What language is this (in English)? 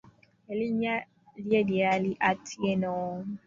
Ganda